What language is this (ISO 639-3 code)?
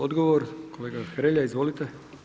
hrv